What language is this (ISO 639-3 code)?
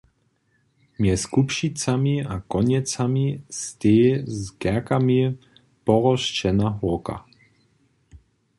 hsb